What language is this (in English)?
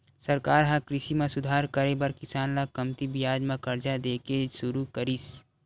Chhattisgarhi